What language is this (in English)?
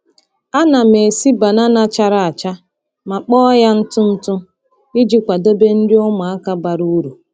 Igbo